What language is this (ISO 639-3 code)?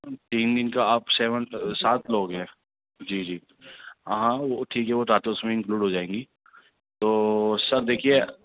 urd